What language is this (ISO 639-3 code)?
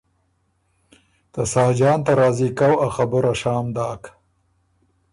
oru